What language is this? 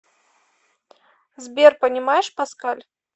Russian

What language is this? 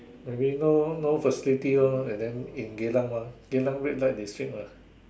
English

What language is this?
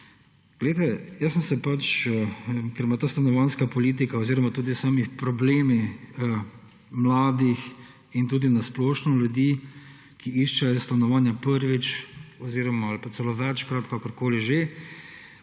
Slovenian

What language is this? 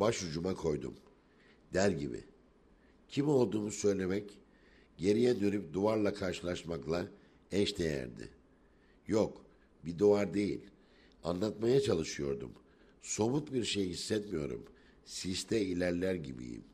Turkish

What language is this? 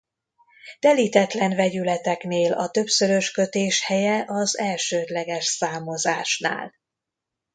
Hungarian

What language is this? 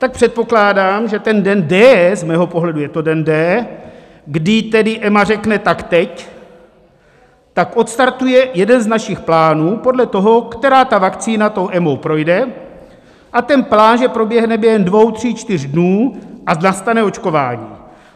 Czech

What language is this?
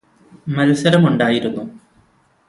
Malayalam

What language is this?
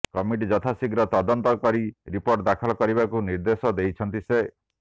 Odia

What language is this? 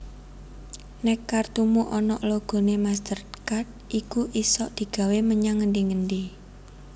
Javanese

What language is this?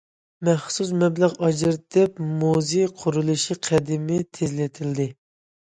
Uyghur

